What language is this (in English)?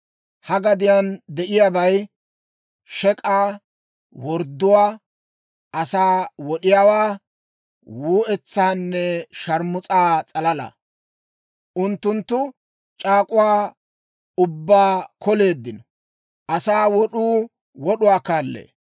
Dawro